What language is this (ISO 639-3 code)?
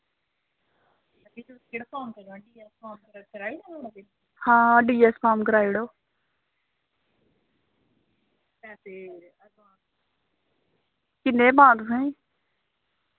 doi